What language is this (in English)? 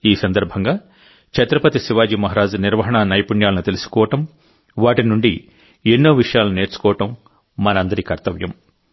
Telugu